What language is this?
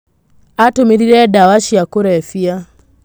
Kikuyu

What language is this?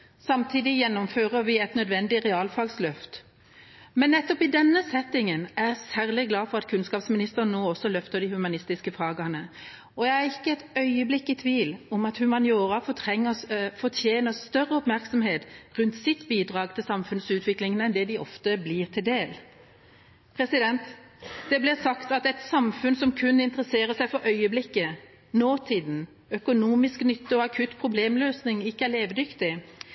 Norwegian Bokmål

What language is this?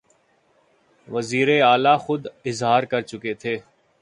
Urdu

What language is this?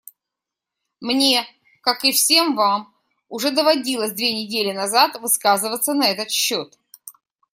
Russian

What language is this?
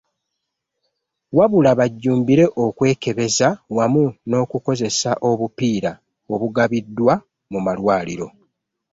Ganda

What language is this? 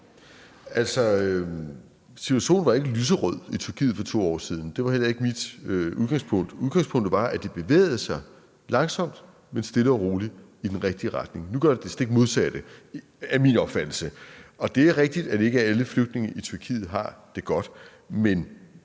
Danish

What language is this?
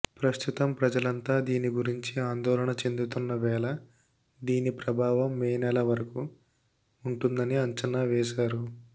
Telugu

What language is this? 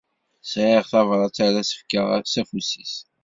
Kabyle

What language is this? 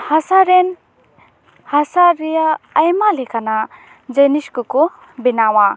Santali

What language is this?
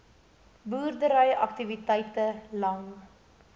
Afrikaans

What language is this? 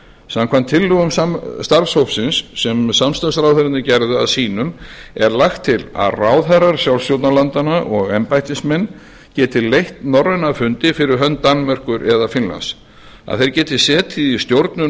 Icelandic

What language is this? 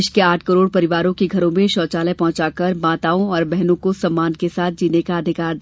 Hindi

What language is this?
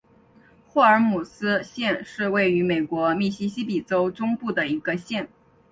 Chinese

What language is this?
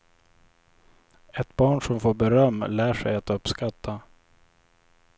Swedish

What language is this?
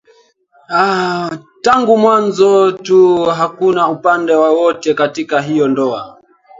Swahili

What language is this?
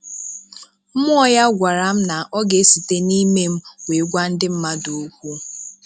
Igbo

